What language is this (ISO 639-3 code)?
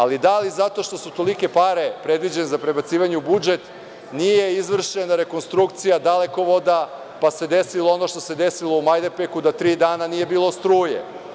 srp